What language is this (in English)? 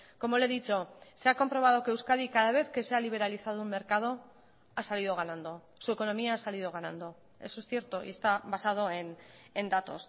Spanish